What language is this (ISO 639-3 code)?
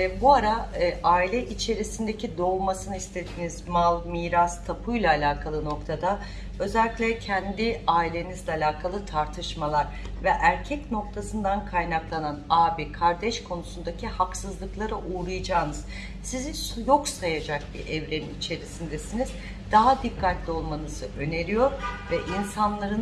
tur